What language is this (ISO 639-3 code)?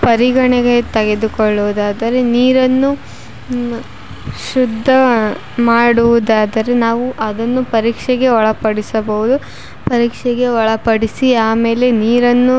kan